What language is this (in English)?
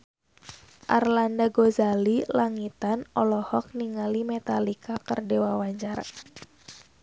Sundanese